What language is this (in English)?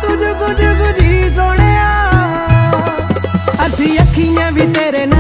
Punjabi